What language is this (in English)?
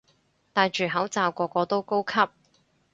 Cantonese